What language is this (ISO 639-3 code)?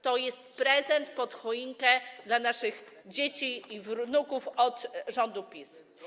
pol